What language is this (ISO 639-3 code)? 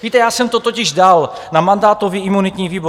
ces